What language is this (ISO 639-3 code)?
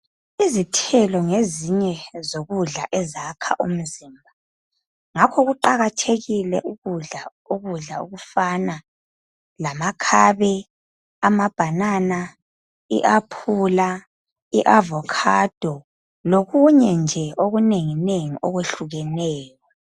nde